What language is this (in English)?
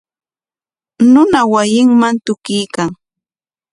Corongo Ancash Quechua